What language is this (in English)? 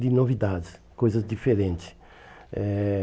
Portuguese